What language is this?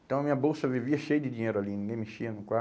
Portuguese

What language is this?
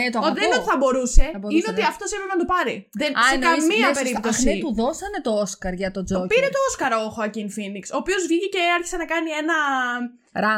Greek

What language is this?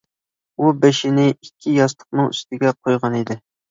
Uyghur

